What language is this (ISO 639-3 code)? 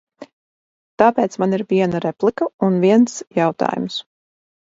lav